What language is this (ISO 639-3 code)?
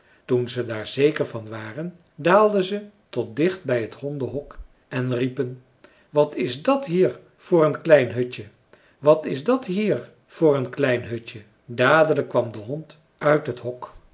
nld